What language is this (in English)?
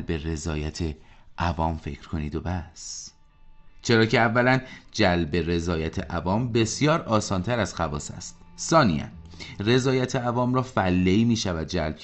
Persian